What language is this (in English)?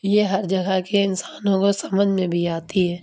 Urdu